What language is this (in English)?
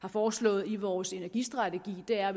Danish